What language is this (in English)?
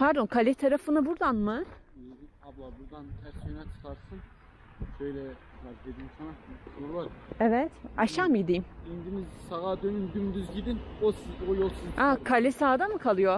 Turkish